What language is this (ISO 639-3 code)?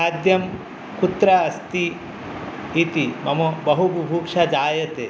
san